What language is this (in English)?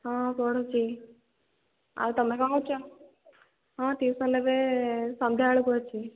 Odia